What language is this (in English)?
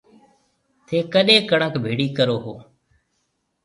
Marwari (Pakistan)